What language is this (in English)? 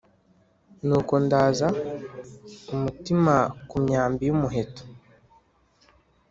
Kinyarwanda